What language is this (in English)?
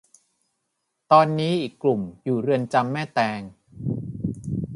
Thai